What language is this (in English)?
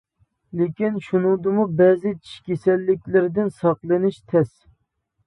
Uyghur